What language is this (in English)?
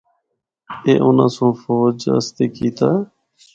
Northern Hindko